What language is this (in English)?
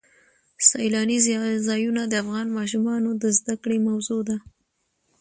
Pashto